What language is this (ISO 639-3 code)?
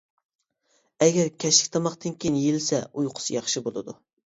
uig